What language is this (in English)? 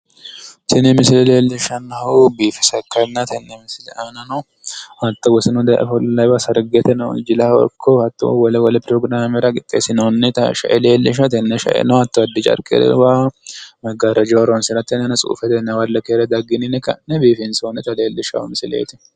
Sidamo